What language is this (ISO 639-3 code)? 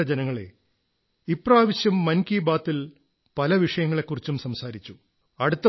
mal